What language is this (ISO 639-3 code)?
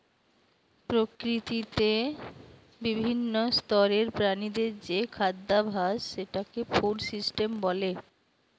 ben